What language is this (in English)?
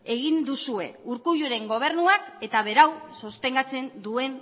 Basque